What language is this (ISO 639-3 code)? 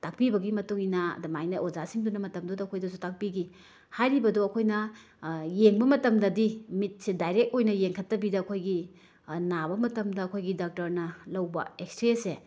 mni